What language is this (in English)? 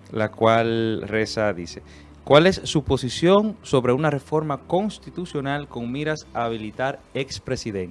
Spanish